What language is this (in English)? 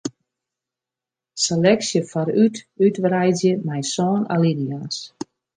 Western Frisian